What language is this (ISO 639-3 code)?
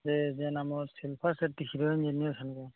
ori